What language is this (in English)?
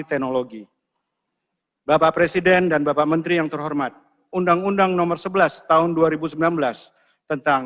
Indonesian